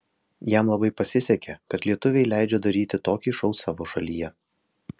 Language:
Lithuanian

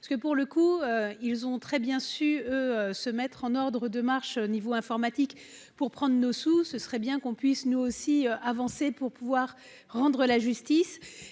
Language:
French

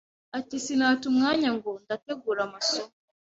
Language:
Kinyarwanda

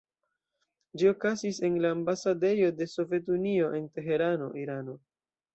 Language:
Esperanto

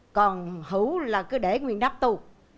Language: Vietnamese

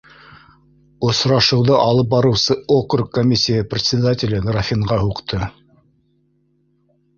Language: Bashkir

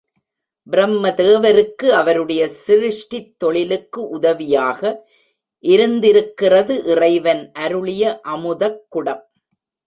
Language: Tamil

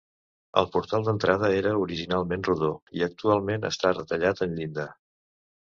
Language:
Catalan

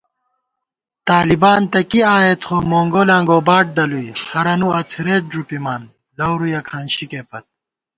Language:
Gawar-Bati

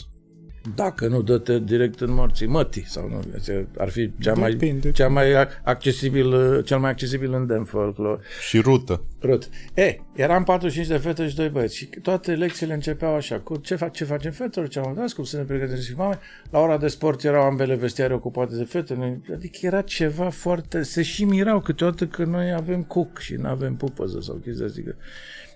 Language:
Romanian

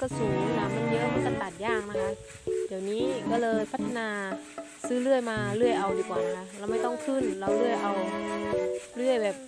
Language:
Thai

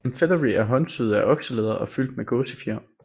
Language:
Danish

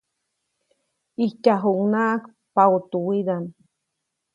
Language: Copainalá Zoque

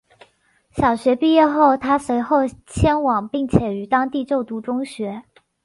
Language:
Chinese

